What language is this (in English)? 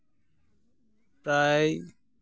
Santali